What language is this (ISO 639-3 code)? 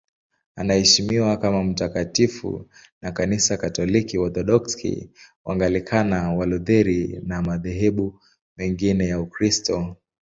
swa